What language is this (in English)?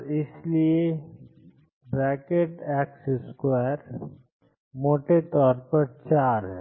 Hindi